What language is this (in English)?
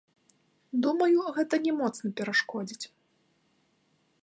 Belarusian